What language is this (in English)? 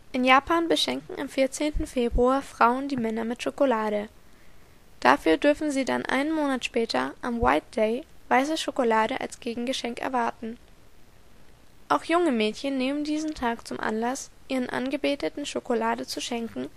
German